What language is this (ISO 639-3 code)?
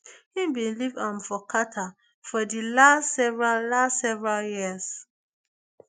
pcm